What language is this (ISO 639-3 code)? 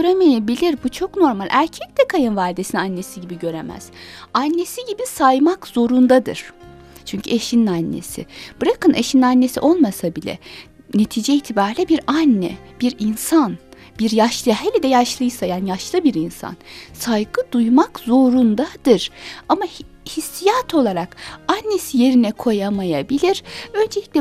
tur